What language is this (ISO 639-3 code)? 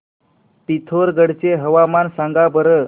mar